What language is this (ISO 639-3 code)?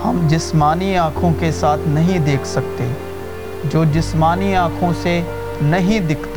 urd